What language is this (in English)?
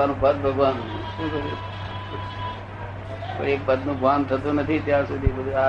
Gujarati